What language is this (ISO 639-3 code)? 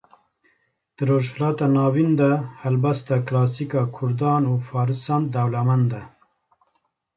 kur